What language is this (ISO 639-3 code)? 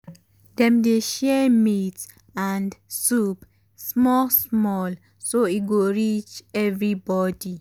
pcm